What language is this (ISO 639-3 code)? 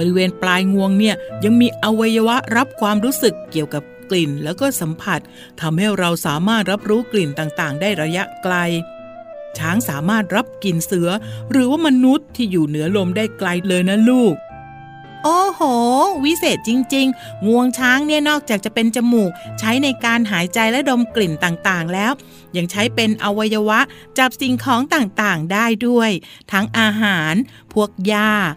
tha